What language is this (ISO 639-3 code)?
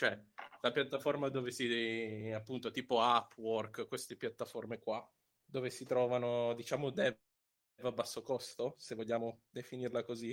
ita